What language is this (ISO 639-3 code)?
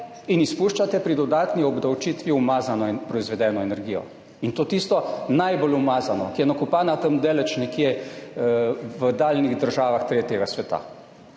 slv